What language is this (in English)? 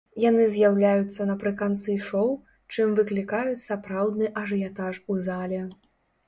Belarusian